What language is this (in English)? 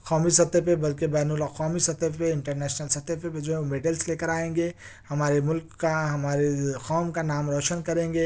Urdu